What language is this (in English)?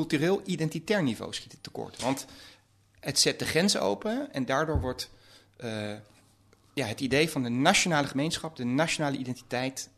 Dutch